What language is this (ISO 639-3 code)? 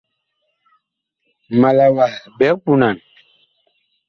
bkh